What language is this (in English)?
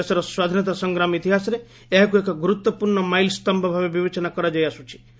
Odia